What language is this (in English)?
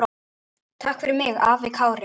Icelandic